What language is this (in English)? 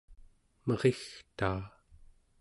Central Yupik